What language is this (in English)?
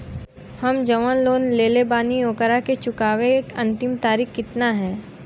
Bhojpuri